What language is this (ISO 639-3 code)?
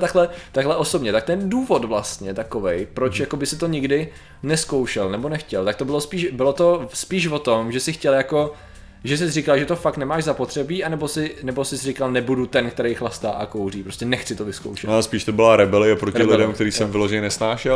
ces